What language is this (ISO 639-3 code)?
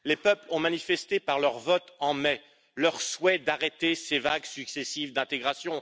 fra